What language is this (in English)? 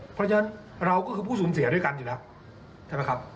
Thai